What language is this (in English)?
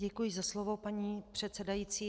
Czech